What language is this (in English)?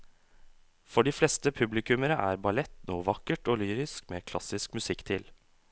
Norwegian